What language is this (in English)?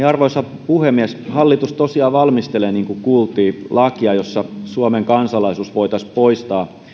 Finnish